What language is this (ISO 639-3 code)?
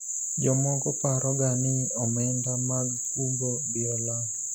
luo